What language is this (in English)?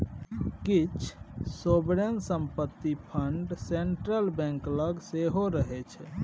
Maithili